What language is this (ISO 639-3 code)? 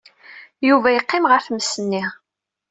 kab